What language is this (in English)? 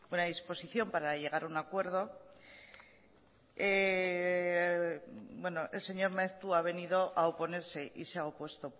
Spanish